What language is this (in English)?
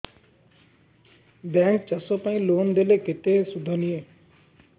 Odia